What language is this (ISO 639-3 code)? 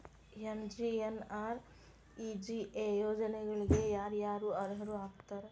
kan